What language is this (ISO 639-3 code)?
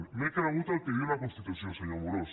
cat